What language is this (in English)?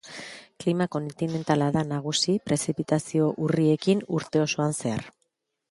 Basque